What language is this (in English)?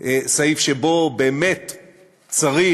Hebrew